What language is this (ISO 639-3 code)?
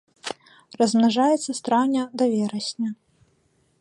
bel